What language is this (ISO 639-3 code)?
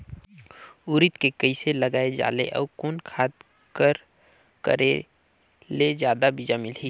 hne